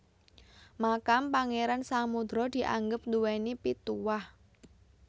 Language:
Javanese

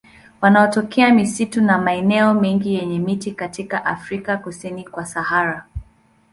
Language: Swahili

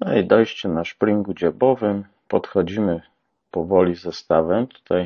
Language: Polish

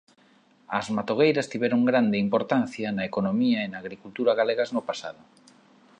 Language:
Galician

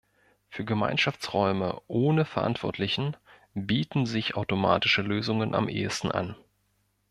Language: German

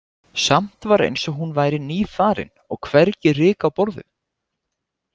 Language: Icelandic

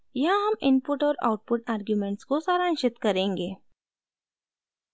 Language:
Hindi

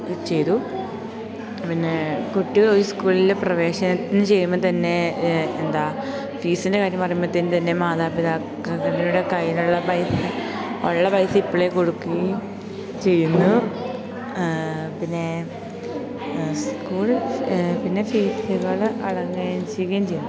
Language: Malayalam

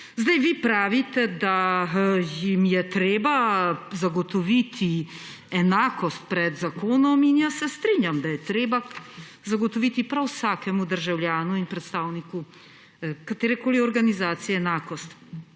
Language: Slovenian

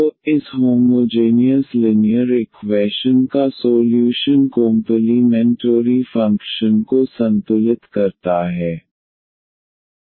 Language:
Hindi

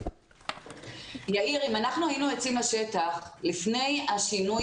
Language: Hebrew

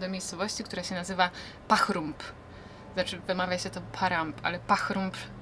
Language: Polish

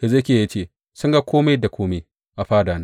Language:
Hausa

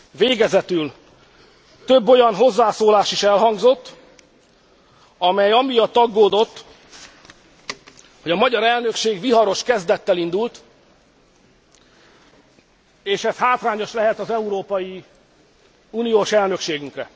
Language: Hungarian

